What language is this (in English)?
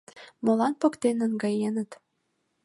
Mari